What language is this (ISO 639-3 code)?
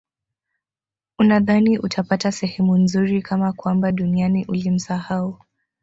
swa